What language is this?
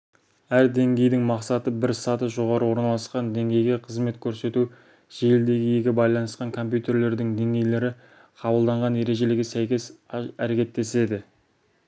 Kazakh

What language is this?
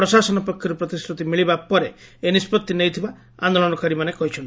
Odia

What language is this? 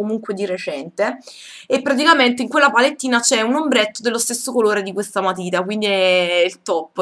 Italian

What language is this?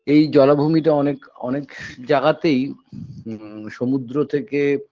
Bangla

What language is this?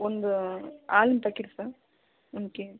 Kannada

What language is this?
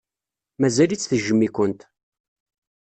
Kabyle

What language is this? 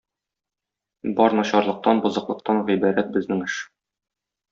Tatar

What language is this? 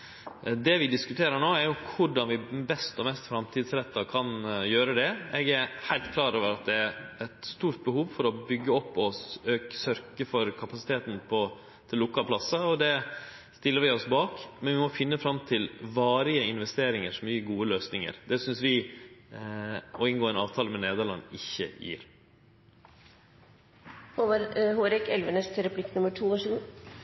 Norwegian Nynorsk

